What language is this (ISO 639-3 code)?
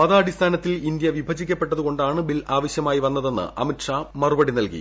mal